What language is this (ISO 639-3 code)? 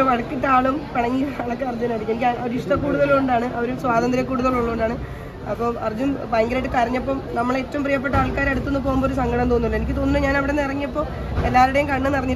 mal